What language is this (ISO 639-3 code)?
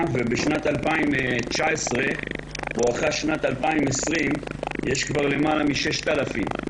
heb